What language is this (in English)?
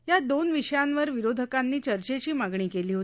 Marathi